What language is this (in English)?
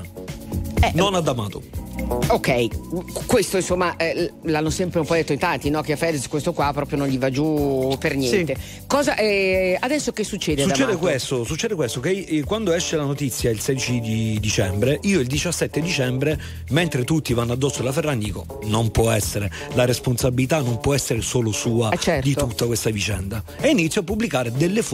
Italian